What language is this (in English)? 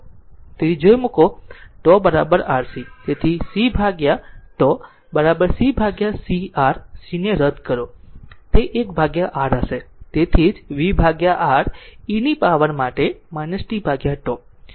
Gujarati